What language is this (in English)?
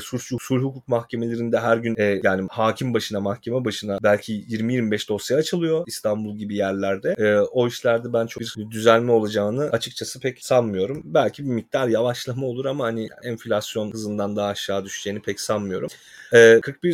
Turkish